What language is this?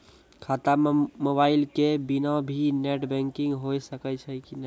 Maithili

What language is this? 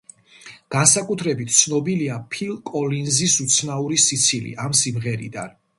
Georgian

